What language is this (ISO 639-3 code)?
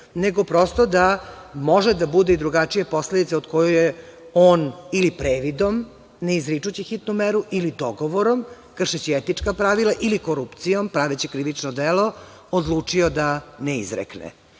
srp